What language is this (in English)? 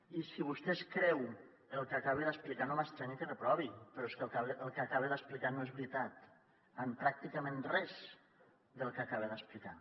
Catalan